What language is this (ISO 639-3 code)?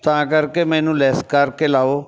pan